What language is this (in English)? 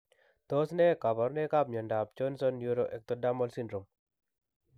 Kalenjin